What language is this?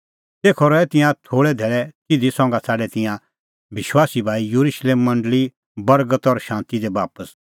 Kullu Pahari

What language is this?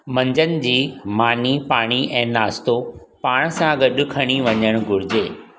Sindhi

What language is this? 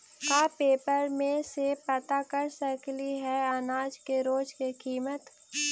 Magahi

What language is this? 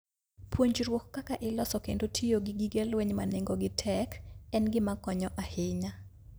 Luo (Kenya and Tanzania)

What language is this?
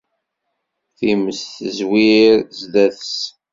Kabyle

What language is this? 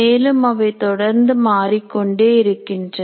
Tamil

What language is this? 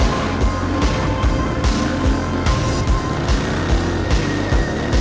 Indonesian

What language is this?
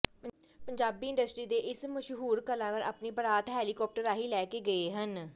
Punjabi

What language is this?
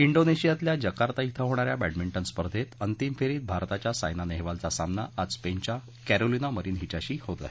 Marathi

